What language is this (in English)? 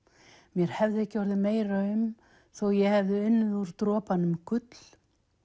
Icelandic